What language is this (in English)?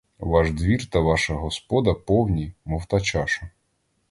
Ukrainian